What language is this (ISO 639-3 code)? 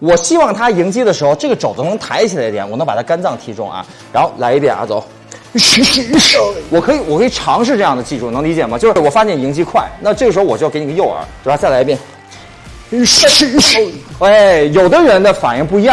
zho